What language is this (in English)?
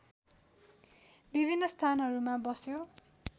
Nepali